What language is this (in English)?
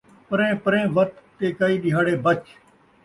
Saraiki